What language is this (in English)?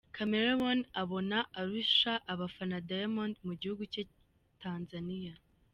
Kinyarwanda